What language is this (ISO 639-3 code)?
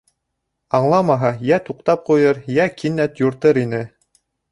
bak